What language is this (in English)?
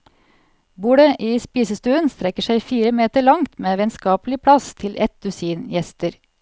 Norwegian